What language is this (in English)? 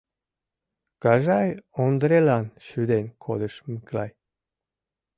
Mari